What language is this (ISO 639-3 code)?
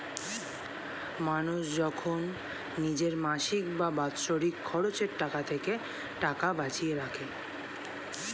ben